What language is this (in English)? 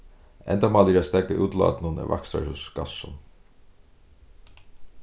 Faroese